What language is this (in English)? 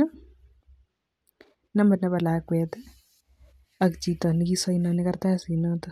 Kalenjin